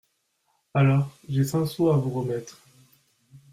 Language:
French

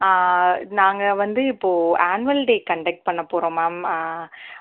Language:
Tamil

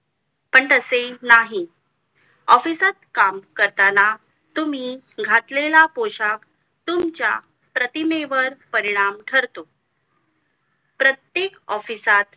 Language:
Marathi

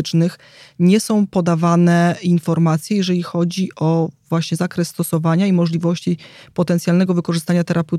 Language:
Polish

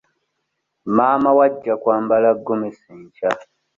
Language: Ganda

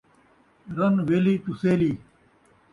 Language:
Saraiki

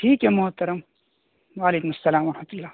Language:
Urdu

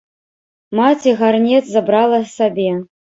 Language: Belarusian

